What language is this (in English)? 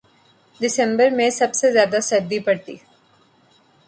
Urdu